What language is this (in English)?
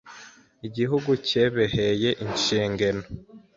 Kinyarwanda